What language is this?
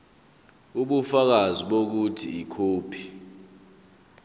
Zulu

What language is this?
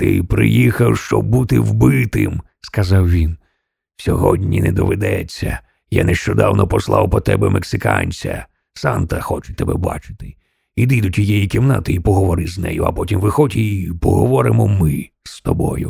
Ukrainian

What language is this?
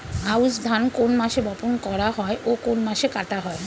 Bangla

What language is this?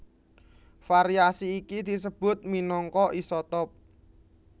Javanese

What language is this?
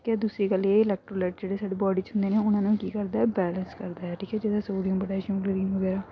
Punjabi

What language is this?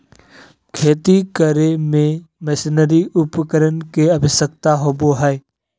Magahi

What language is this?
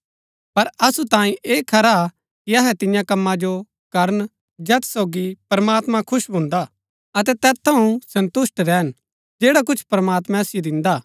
Gaddi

